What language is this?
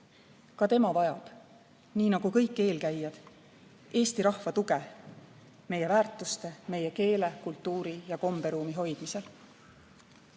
Estonian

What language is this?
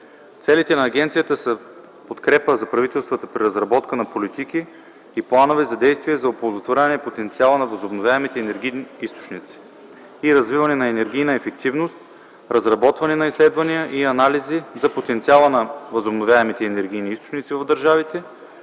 Bulgarian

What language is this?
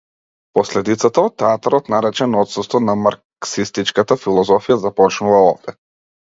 Macedonian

